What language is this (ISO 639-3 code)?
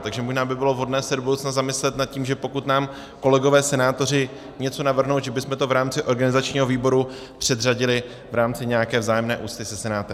ces